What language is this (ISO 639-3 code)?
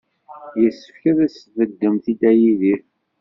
kab